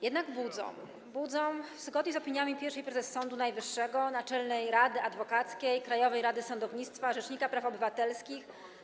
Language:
Polish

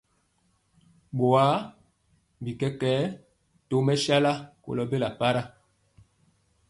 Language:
Mpiemo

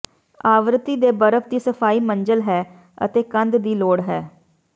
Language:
Punjabi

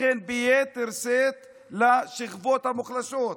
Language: Hebrew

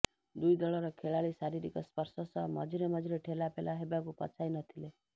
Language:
Odia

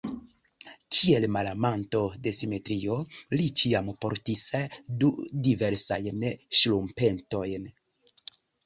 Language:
Esperanto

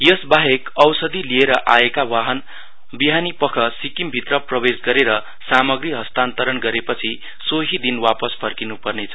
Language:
Nepali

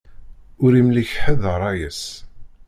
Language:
Kabyle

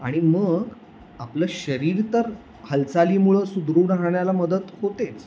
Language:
Marathi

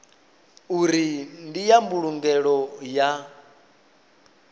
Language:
Venda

